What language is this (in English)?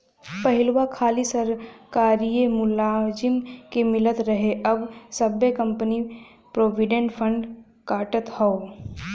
Bhojpuri